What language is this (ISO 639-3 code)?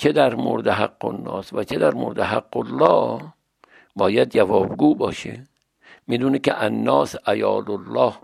fas